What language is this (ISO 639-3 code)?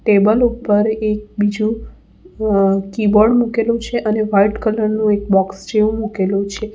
guj